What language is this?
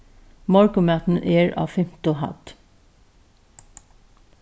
Faroese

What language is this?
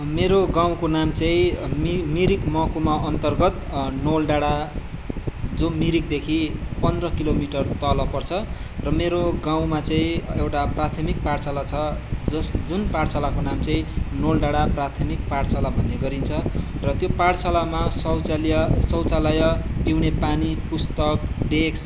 Nepali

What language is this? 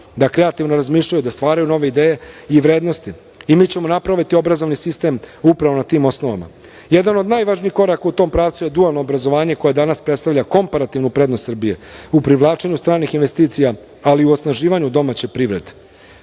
Serbian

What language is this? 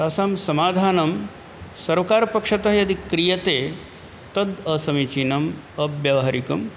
Sanskrit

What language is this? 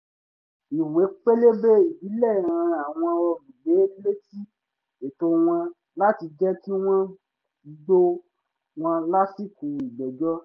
Yoruba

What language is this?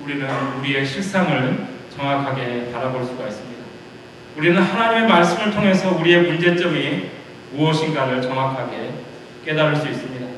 Korean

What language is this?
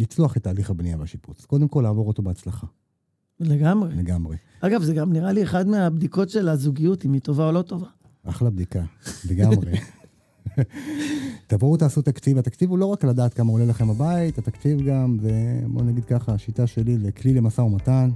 Hebrew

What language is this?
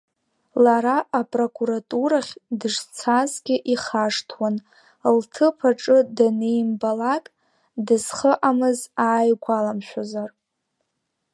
Abkhazian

